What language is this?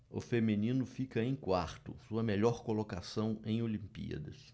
Portuguese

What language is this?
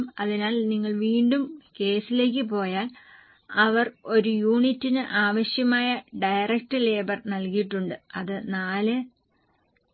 Malayalam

